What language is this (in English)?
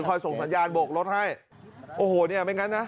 Thai